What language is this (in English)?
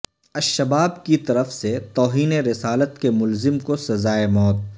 Urdu